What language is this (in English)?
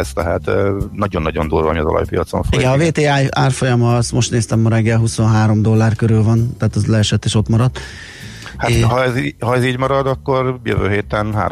Hungarian